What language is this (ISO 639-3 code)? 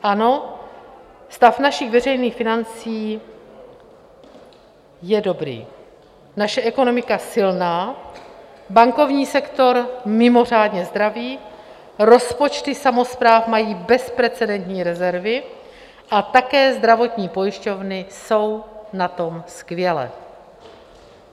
ces